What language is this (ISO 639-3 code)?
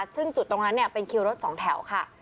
tha